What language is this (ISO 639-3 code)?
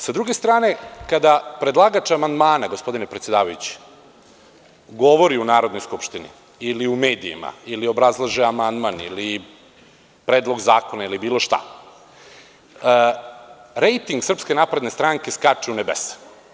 srp